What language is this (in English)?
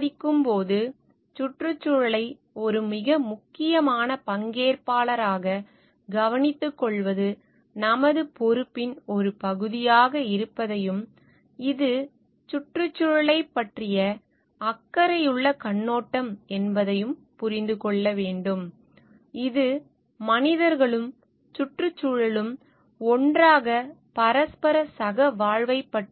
Tamil